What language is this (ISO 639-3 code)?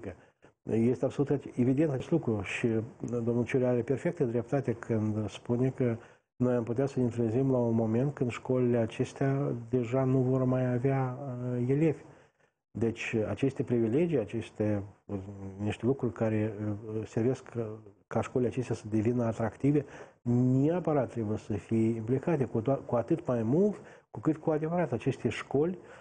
ron